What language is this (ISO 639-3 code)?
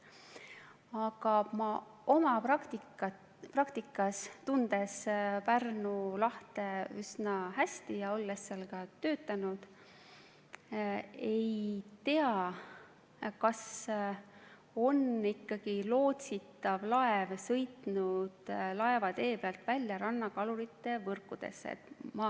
est